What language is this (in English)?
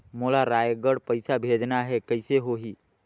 Chhattisgarhi